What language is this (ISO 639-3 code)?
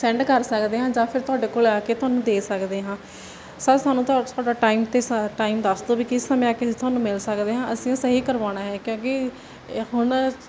pan